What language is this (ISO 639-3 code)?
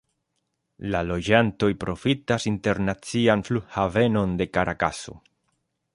epo